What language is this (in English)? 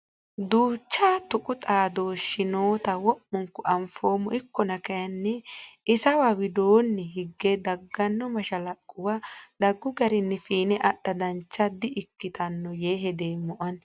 Sidamo